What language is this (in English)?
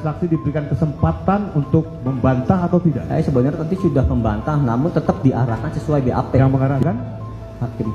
Indonesian